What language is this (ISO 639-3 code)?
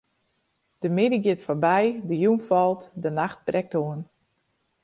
fry